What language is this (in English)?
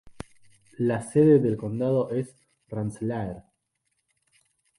Spanish